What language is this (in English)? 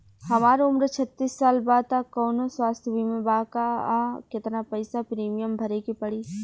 Bhojpuri